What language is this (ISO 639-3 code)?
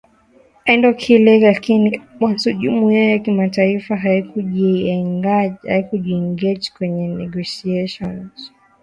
swa